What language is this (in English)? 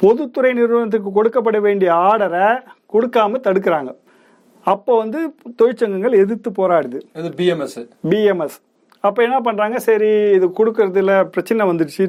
Tamil